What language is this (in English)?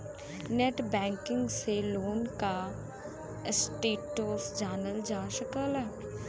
Bhojpuri